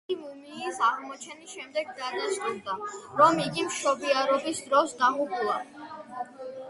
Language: Georgian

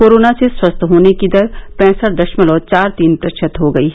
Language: Hindi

